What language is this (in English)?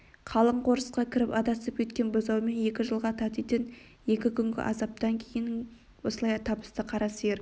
Kazakh